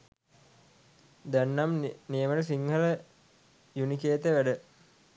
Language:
Sinhala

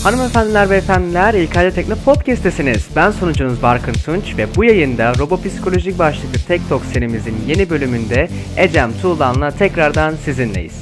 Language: Turkish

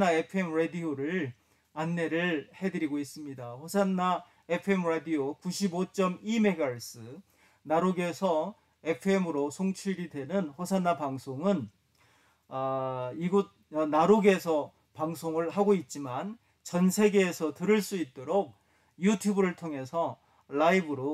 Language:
Korean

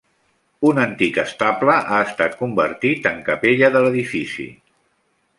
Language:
Catalan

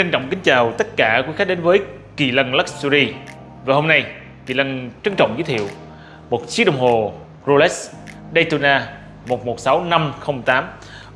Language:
Vietnamese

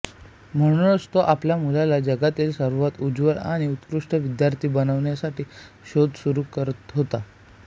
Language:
Marathi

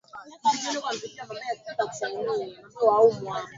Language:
Swahili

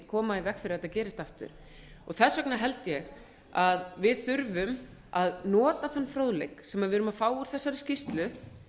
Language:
Icelandic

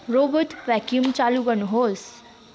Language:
Nepali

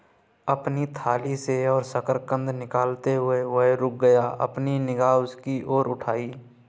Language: Hindi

